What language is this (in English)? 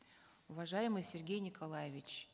Kazakh